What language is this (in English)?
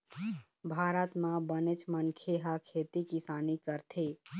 Chhattisgarhi